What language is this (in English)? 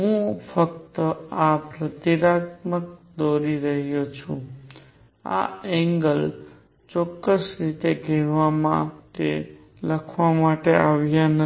Gujarati